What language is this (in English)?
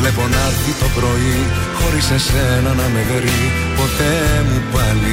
Greek